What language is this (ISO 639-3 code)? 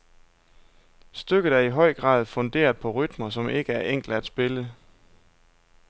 dan